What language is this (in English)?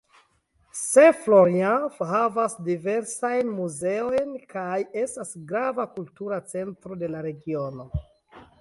Esperanto